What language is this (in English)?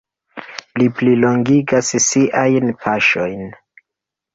Esperanto